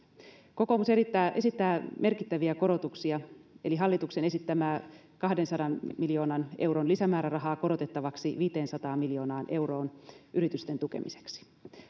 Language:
Finnish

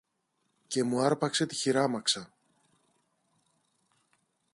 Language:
Greek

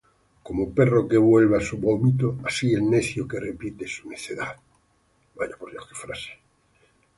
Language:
Spanish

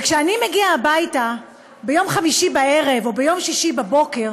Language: Hebrew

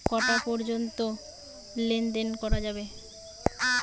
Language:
Bangla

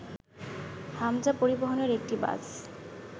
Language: Bangla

